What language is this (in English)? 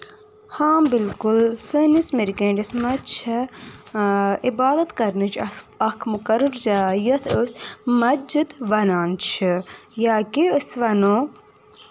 Kashmiri